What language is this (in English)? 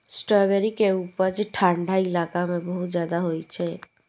Maithili